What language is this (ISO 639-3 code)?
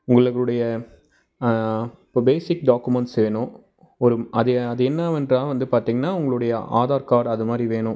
tam